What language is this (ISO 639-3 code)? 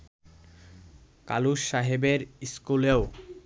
ben